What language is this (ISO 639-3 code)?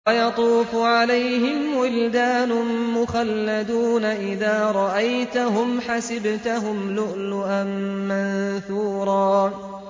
ara